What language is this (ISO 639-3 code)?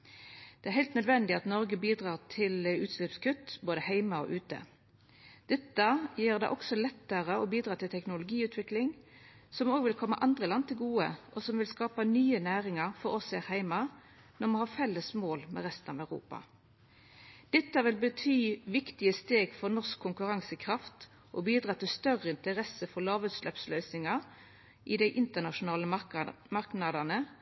nno